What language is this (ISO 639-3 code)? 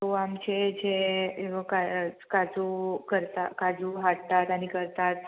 kok